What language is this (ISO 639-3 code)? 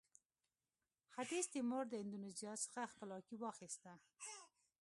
pus